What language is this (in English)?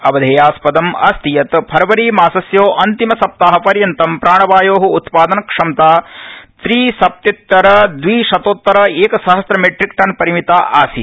Sanskrit